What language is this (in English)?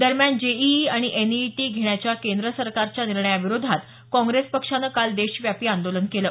Marathi